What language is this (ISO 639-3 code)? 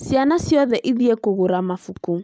kik